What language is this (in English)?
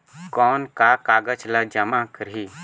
Chhattisgarhi